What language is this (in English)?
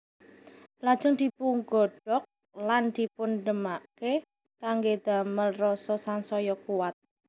Javanese